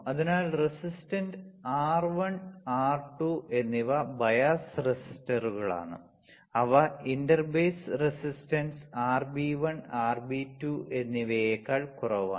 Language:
Malayalam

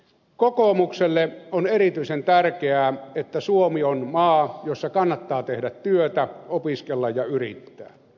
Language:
Finnish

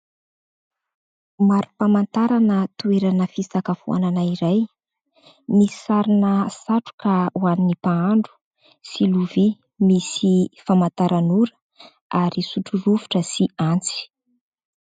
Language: Malagasy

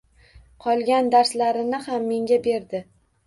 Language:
Uzbek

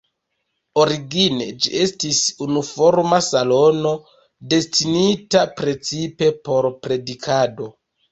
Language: Esperanto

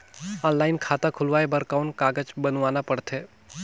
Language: Chhattisgarhi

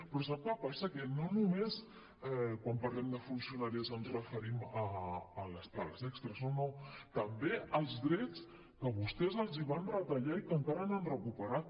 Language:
Catalan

